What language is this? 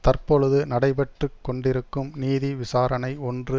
Tamil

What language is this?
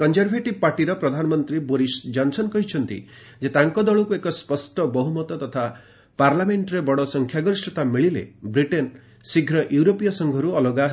Odia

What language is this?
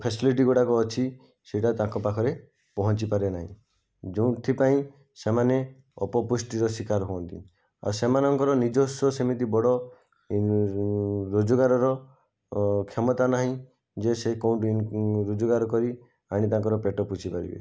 Odia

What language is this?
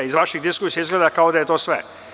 Serbian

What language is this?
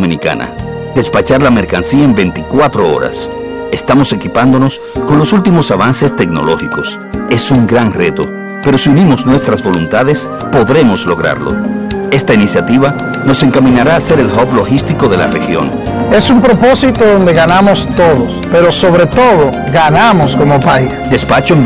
Spanish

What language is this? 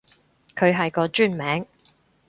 Cantonese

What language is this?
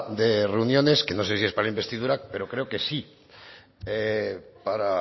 Spanish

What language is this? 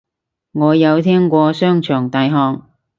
Cantonese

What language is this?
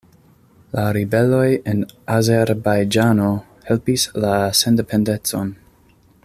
Esperanto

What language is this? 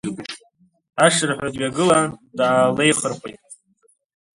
Abkhazian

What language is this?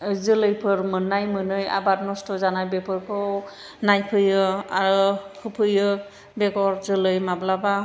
Bodo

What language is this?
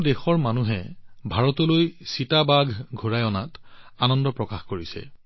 Assamese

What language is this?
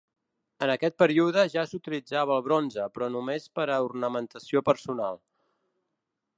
Catalan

